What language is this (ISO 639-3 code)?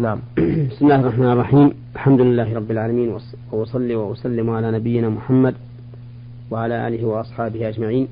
ara